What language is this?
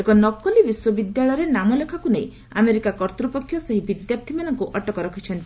Odia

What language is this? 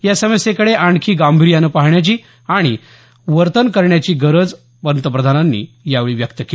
Marathi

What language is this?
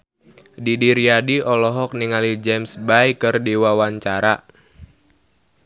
Sundanese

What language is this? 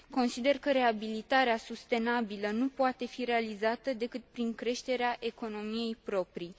Romanian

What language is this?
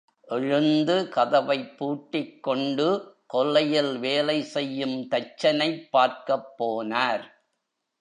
Tamil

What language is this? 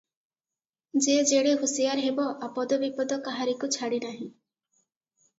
Odia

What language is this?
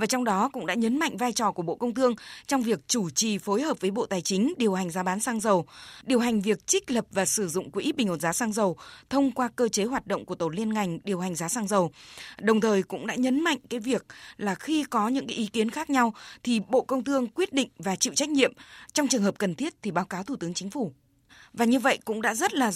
Vietnamese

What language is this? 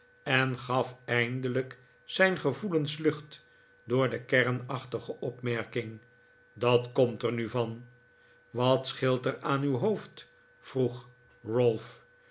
Dutch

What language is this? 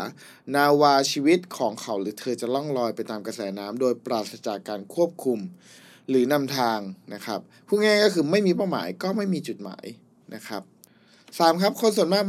Thai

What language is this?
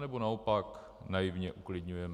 Czech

